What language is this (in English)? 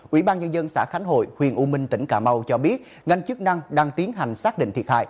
Vietnamese